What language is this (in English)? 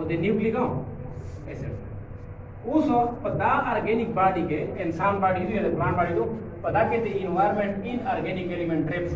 Indonesian